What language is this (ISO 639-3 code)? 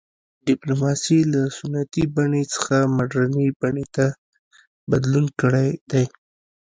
pus